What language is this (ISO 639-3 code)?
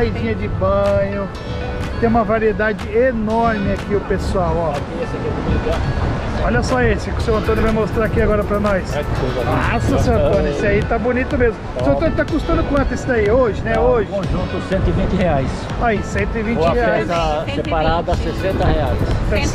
por